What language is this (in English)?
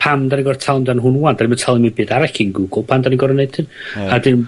Welsh